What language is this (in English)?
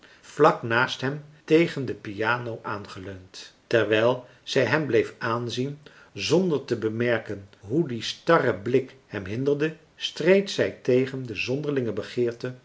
Dutch